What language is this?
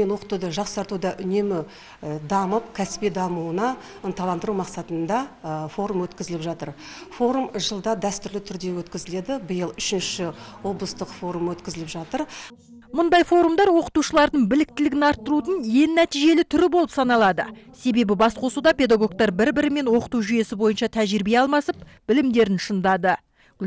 Russian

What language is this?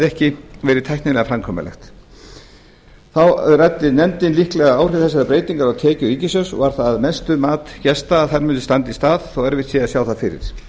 Icelandic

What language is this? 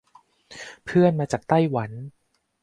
Thai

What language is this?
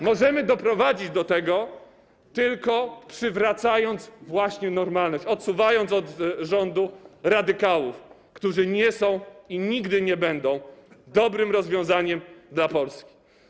Polish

